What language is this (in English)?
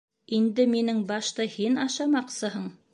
Bashkir